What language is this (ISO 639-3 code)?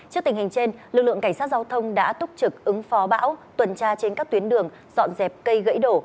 vie